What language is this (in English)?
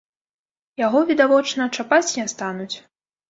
Belarusian